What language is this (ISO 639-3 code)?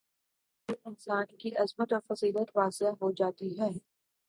urd